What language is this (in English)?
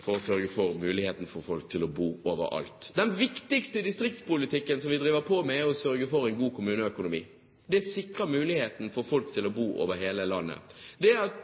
Norwegian Bokmål